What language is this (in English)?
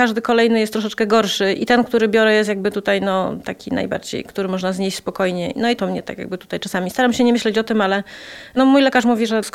Polish